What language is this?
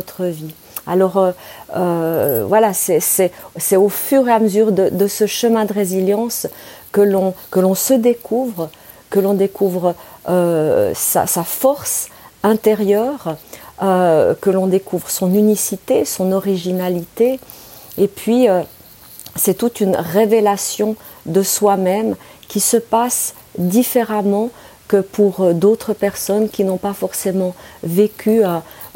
French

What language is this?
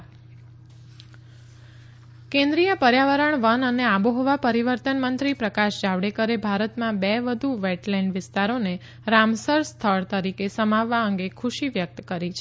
Gujarati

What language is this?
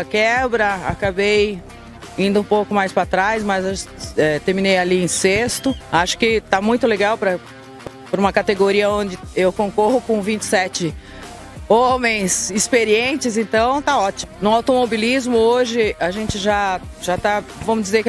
Portuguese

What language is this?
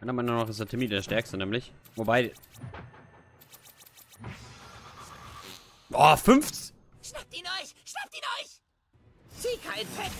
German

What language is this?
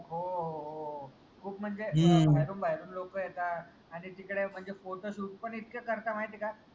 Marathi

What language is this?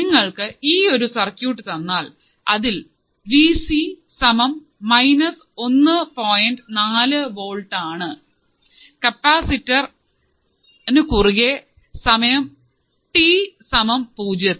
Malayalam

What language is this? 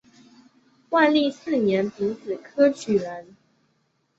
Chinese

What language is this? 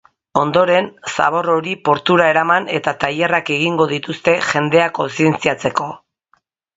Basque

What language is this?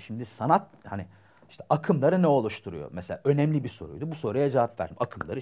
Turkish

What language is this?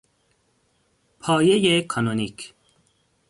Persian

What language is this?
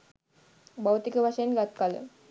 Sinhala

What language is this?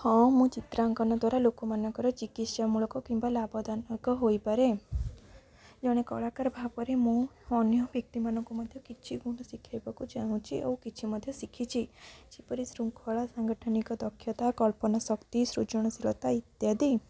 Odia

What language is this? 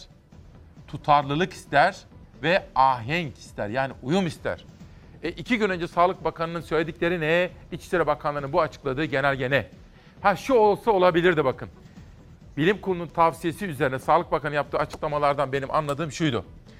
Turkish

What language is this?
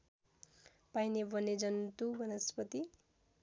Nepali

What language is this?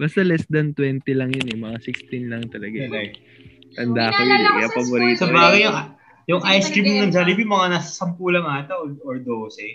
Filipino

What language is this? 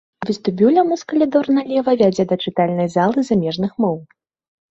Belarusian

